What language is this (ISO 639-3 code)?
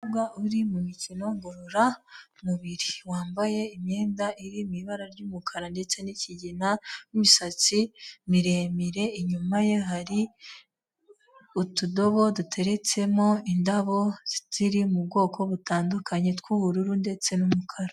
kin